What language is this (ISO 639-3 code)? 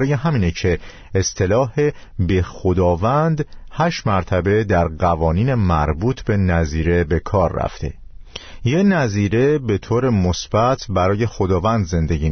fas